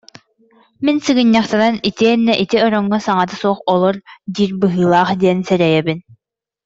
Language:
Yakut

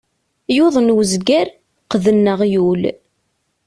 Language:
Kabyle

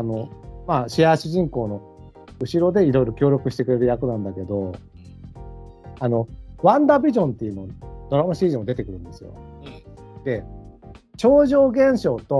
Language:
Japanese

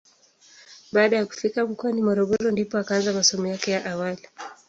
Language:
Swahili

